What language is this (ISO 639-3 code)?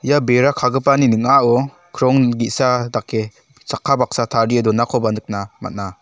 grt